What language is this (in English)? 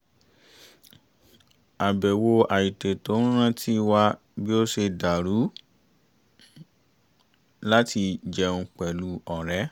Yoruba